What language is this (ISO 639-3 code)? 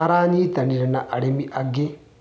kik